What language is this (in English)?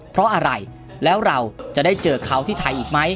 Thai